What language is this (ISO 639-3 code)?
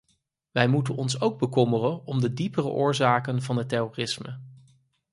nld